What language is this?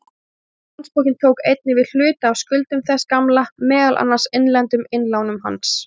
Icelandic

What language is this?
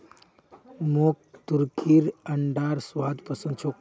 Magahi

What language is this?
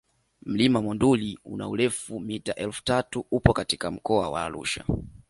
Swahili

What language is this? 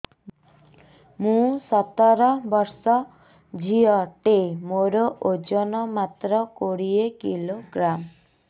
Odia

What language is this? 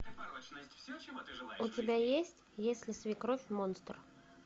Russian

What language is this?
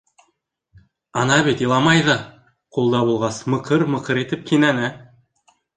Bashkir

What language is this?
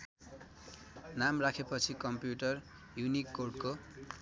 Nepali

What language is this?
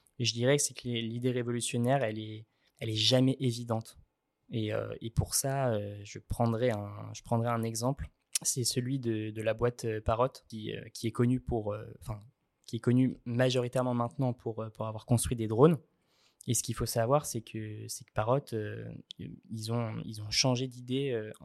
French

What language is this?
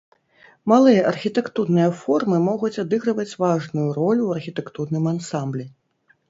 Belarusian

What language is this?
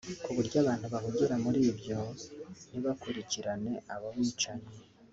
Kinyarwanda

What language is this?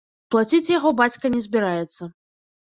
Belarusian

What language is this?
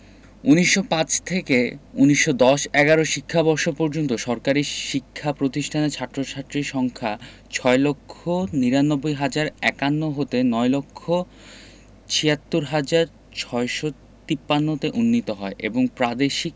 Bangla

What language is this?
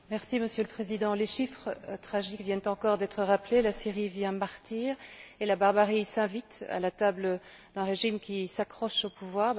French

